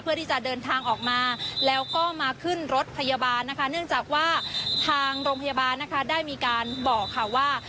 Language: Thai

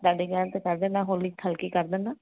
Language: Punjabi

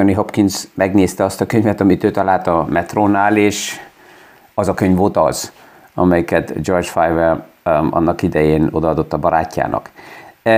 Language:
Hungarian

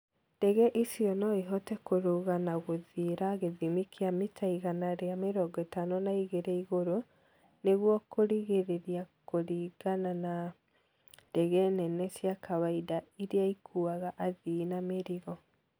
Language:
Kikuyu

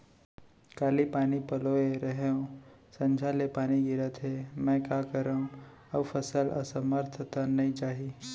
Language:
Chhattisgarhi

